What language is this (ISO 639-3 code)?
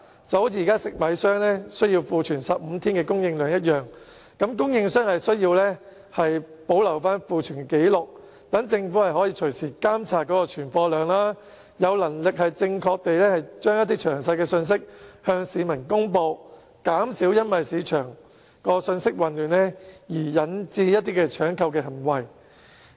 yue